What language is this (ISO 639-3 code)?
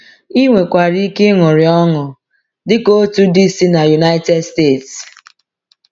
ibo